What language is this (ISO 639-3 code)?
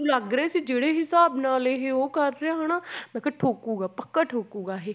pan